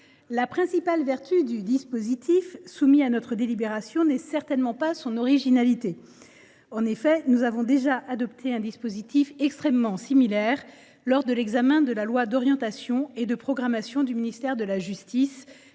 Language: French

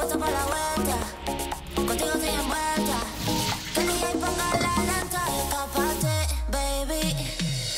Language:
Korean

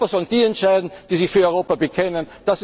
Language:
German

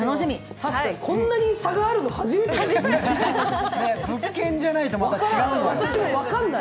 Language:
Japanese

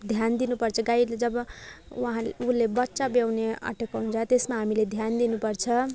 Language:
Nepali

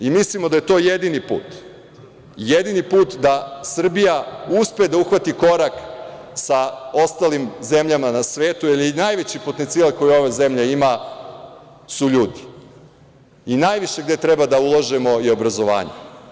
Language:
Serbian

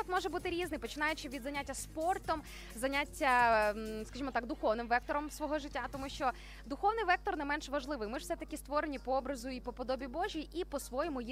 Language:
Ukrainian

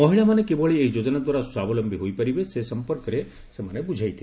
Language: Odia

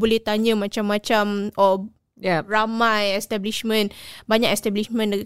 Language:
Malay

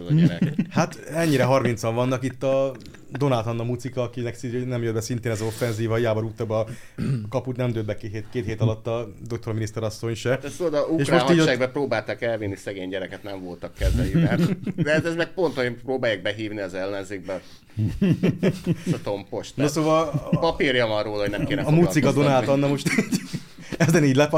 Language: Hungarian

